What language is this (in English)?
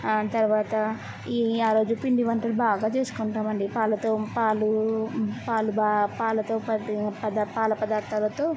Telugu